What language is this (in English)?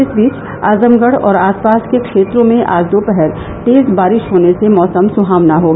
Hindi